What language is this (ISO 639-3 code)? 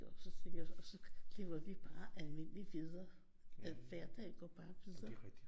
dan